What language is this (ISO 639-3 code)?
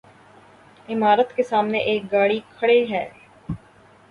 urd